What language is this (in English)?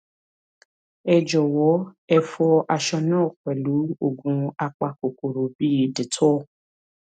Yoruba